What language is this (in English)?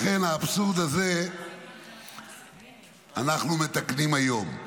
Hebrew